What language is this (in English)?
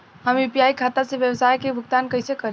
Bhojpuri